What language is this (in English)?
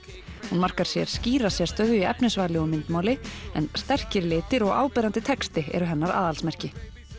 Icelandic